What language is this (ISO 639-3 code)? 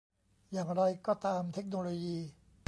tha